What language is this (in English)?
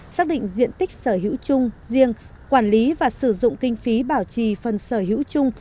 Vietnamese